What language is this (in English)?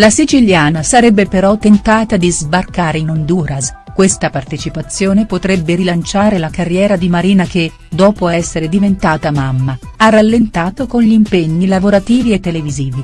Italian